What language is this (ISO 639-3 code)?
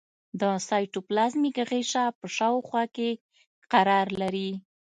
pus